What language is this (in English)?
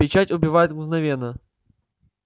Russian